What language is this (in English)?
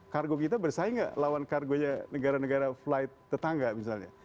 Indonesian